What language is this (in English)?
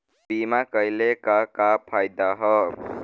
Bhojpuri